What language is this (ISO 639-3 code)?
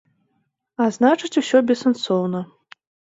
bel